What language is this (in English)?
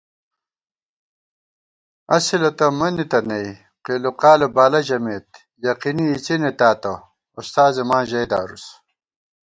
Gawar-Bati